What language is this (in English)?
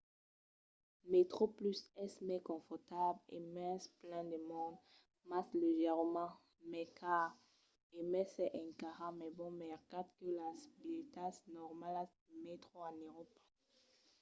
Occitan